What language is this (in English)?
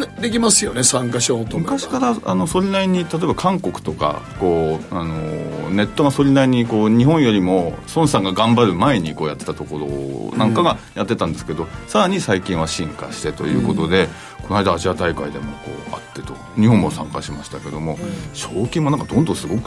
Japanese